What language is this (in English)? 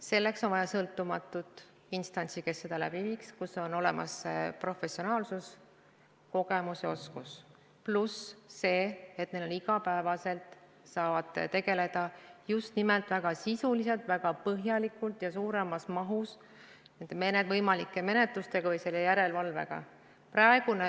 Estonian